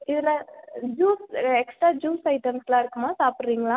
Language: Tamil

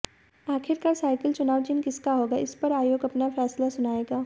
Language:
Hindi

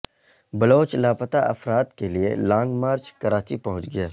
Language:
Urdu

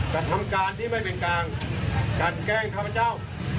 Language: Thai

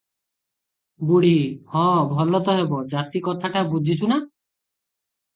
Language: Odia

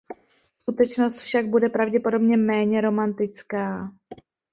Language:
Czech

